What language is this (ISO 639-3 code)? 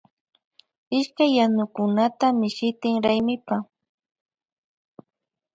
qvj